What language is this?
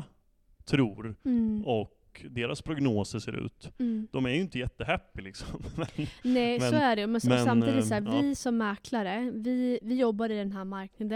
Swedish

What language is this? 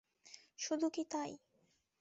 Bangla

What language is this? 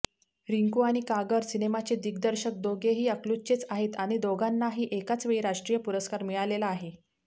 Marathi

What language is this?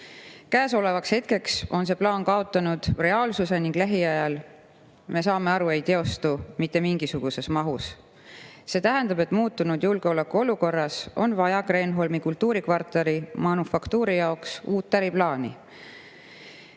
Estonian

